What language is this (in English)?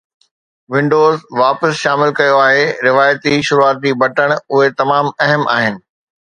Sindhi